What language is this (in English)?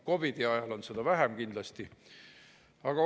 Estonian